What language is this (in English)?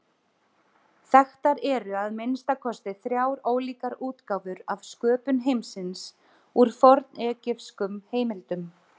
Icelandic